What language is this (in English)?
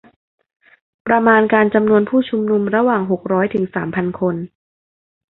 Thai